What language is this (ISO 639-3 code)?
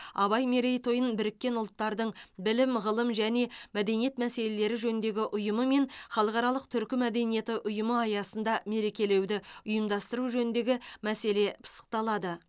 kaz